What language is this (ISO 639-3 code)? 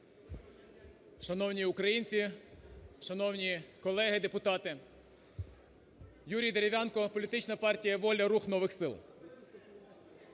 ukr